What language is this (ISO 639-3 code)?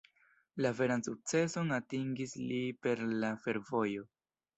epo